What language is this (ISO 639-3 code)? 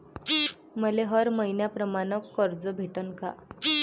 mar